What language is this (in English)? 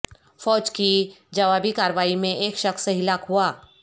Urdu